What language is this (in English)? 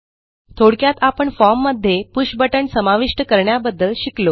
Marathi